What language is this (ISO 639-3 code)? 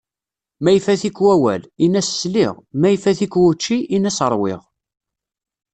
kab